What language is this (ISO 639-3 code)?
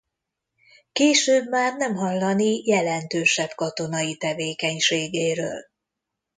hun